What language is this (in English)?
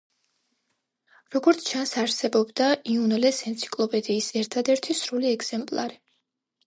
Georgian